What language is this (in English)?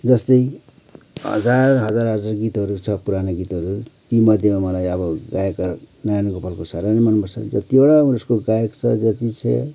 Nepali